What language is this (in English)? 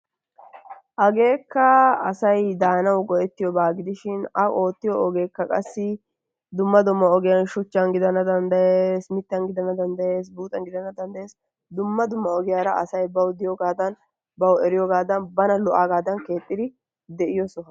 Wolaytta